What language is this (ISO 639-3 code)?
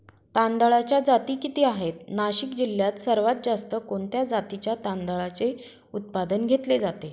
mar